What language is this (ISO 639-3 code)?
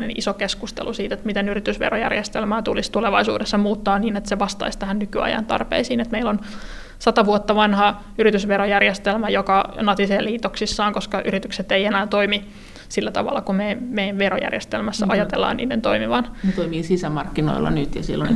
fin